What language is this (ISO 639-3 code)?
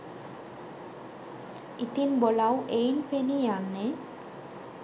sin